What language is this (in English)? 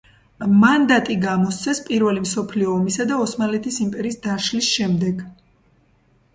Georgian